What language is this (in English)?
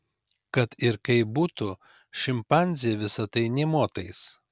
Lithuanian